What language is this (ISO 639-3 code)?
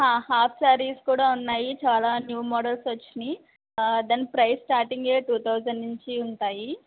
tel